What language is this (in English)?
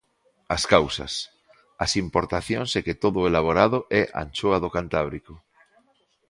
Galician